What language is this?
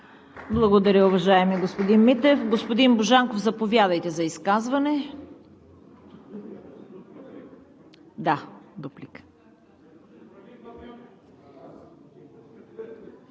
Bulgarian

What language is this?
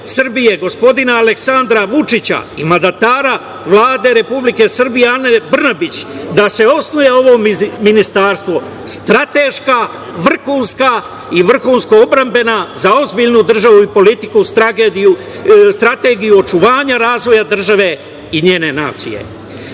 Serbian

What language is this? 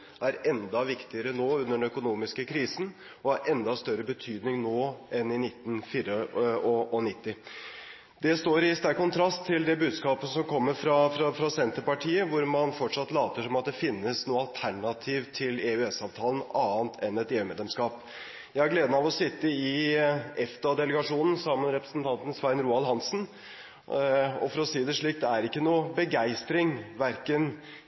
Norwegian Bokmål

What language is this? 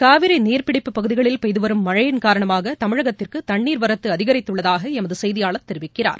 Tamil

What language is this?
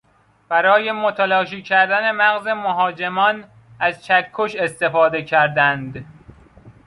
Persian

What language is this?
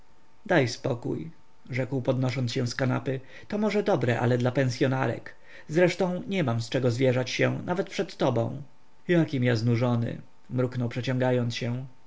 Polish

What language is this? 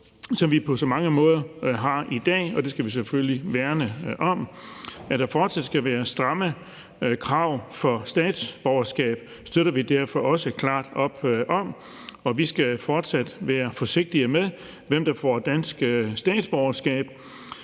Danish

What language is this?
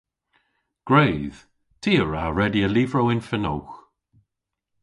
Cornish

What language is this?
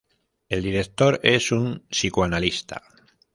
Spanish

